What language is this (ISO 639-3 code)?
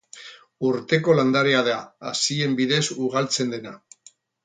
eus